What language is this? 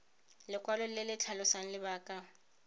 Tswana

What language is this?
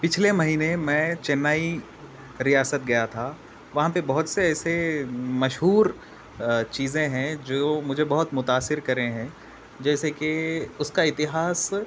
Urdu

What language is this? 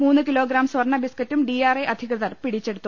Malayalam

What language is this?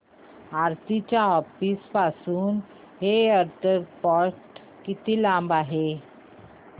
Marathi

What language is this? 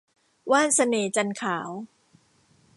Thai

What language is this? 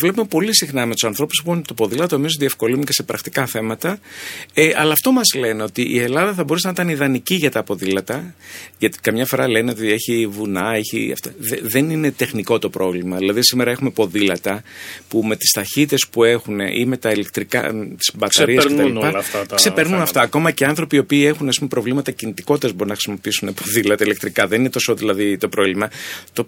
Greek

